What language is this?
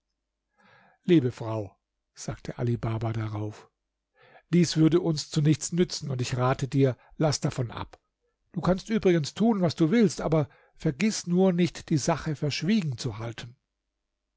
German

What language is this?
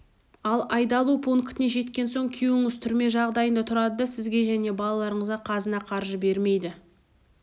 Kazakh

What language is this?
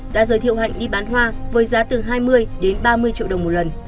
Vietnamese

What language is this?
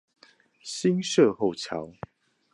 Chinese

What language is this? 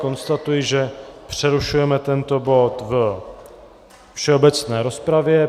Czech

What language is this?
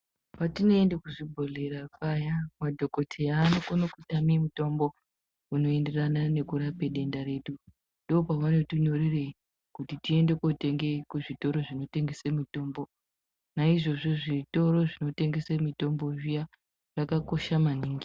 Ndau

